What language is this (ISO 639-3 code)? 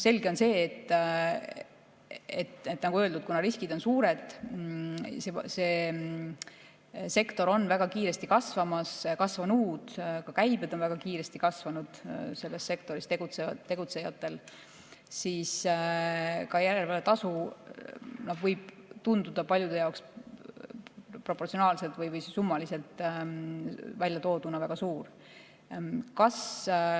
est